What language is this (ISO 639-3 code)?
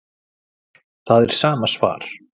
isl